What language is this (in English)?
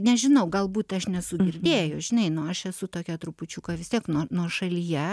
Lithuanian